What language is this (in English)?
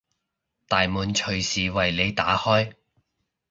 Cantonese